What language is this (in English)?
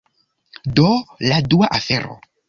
Esperanto